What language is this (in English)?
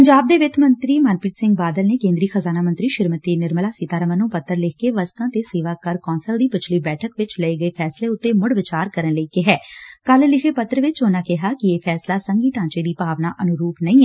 Punjabi